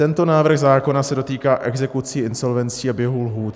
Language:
Czech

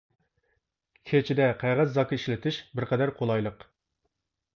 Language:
Uyghur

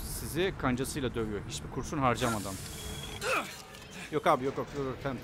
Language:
Turkish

